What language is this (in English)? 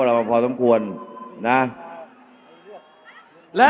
Thai